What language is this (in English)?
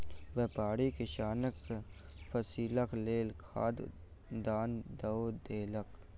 Maithili